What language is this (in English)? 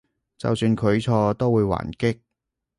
Cantonese